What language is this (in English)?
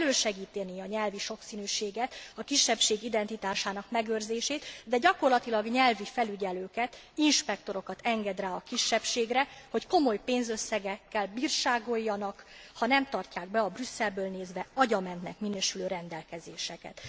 Hungarian